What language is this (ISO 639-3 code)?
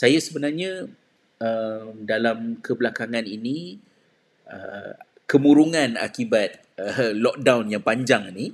msa